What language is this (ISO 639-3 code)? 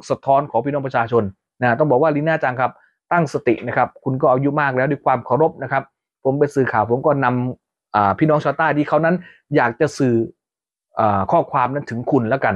tha